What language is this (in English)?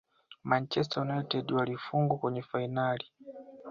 Swahili